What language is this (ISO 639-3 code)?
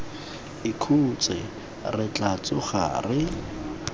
tsn